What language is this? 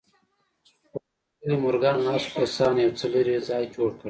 Pashto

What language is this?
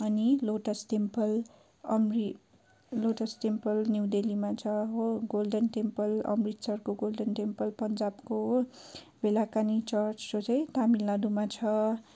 Nepali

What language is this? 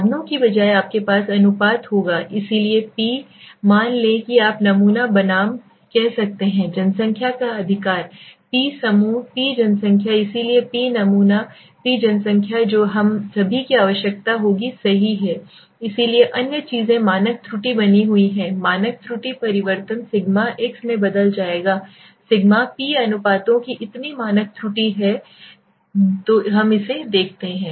Hindi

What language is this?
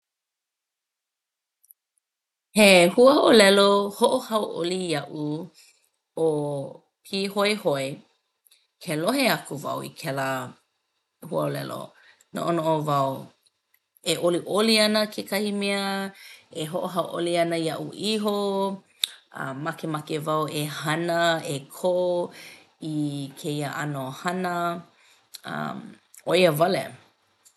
Hawaiian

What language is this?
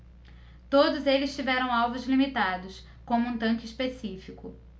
Portuguese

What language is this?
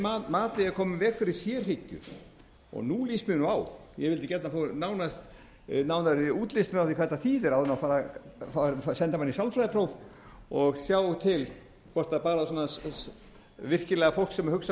Icelandic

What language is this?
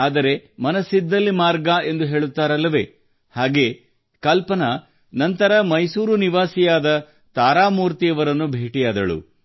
Kannada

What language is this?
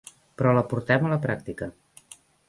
Catalan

